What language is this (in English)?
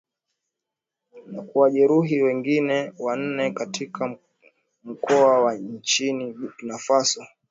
Swahili